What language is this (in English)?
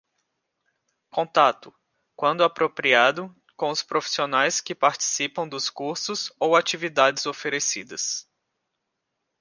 Portuguese